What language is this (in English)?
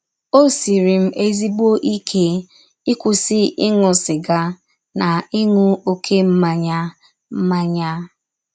Igbo